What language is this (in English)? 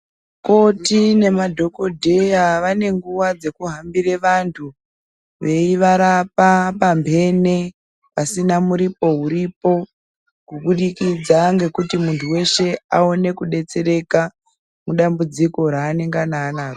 Ndau